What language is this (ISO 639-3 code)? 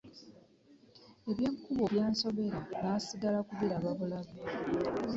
lug